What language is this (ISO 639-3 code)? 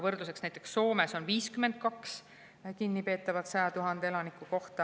est